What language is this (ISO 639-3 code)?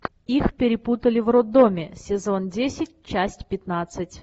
rus